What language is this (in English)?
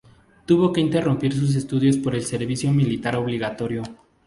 Spanish